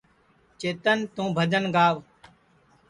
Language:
Sansi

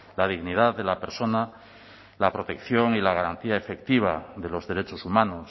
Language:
Spanish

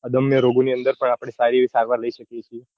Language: Gujarati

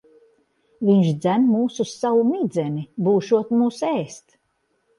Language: Latvian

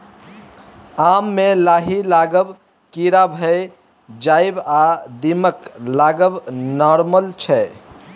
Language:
Maithili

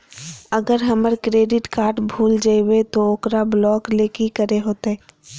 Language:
Magahi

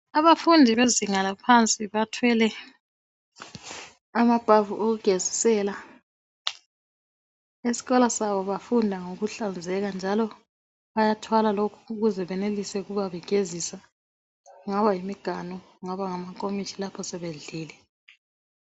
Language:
North Ndebele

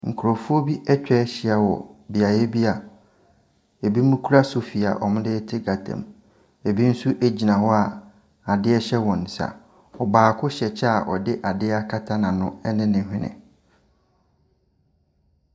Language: Akan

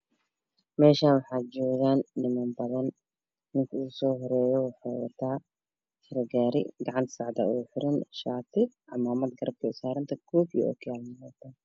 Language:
Somali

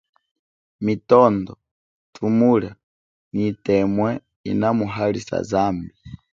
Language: Chokwe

